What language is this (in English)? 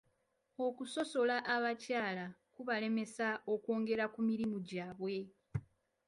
Ganda